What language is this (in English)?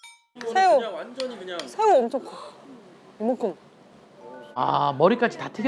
Korean